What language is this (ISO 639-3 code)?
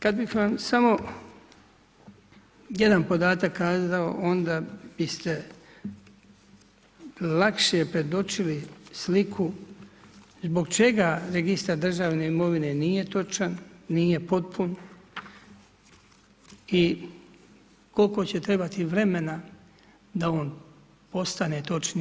hrv